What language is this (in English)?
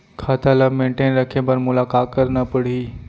Chhattisgarhi